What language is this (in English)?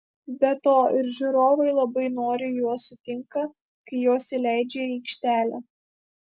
Lithuanian